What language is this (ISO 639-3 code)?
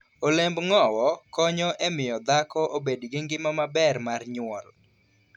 luo